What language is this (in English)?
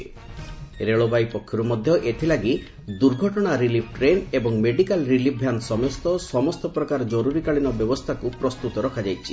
Odia